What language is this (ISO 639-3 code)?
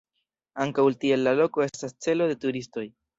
epo